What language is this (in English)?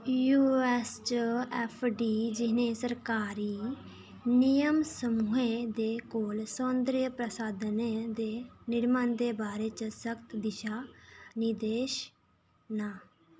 Dogri